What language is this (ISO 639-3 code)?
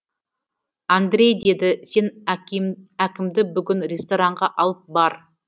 kaz